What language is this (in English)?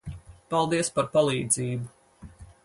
Latvian